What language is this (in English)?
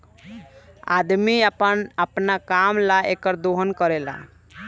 Bhojpuri